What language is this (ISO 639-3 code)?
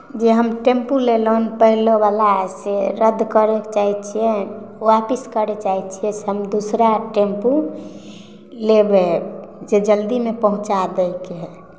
mai